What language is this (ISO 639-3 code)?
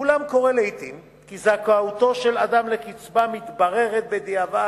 heb